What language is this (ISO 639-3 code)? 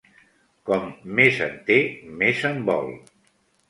cat